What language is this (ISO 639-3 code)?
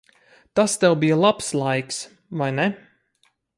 lav